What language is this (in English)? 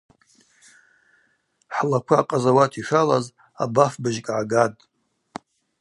Abaza